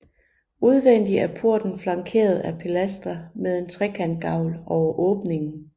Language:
Danish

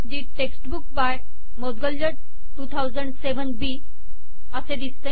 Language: Marathi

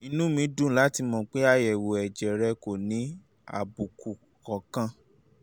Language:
Yoruba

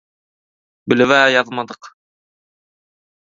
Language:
Turkmen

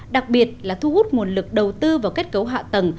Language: Vietnamese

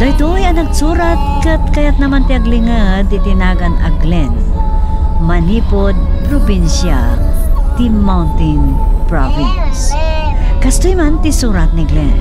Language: Filipino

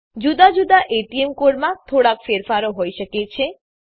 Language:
Gujarati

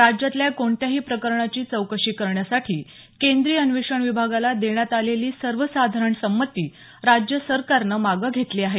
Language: Marathi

